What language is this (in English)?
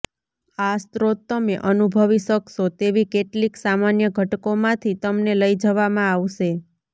Gujarati